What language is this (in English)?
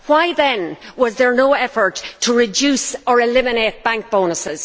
English